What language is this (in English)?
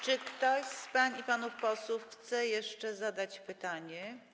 Polish